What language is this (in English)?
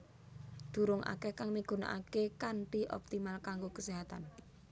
Javanese